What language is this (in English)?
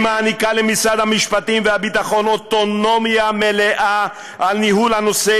Hebrew